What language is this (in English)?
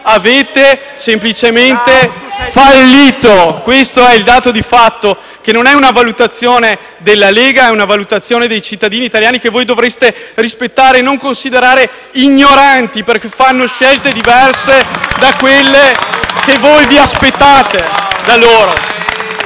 Italian